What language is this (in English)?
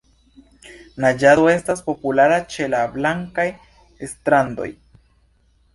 Esperanto